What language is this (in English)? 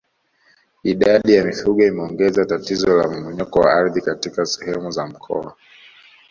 Swahili